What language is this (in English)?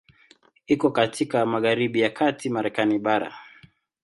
Swahili